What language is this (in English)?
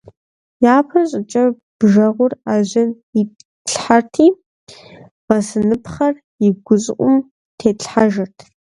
Kabardian